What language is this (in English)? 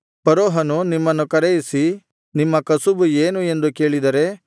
Kannada